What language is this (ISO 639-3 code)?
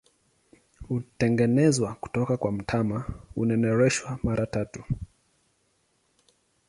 swa